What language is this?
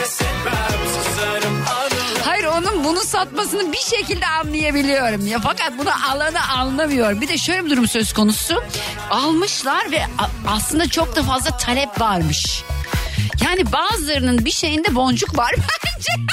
Turkish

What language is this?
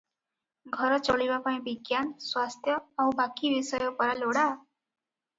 Odia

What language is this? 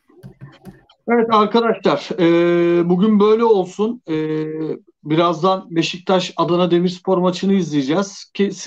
Turkish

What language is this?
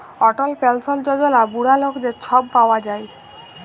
Bangla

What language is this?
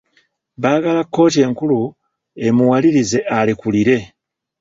Ganda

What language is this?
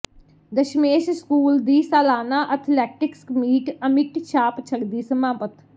Punjabi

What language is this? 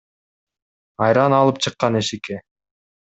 Kyrgyz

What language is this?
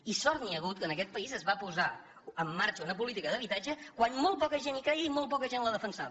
Catalan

